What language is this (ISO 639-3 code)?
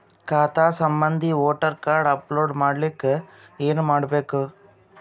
kan